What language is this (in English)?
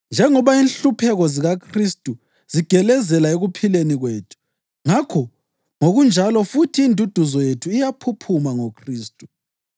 North Ndebele